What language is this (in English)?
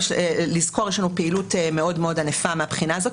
Hebrew